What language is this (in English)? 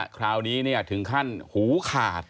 Thai